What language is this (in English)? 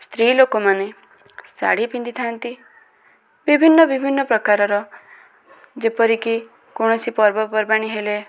Odia